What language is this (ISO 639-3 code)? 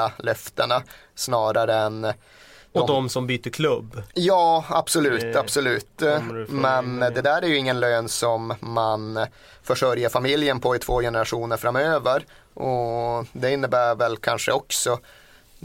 swe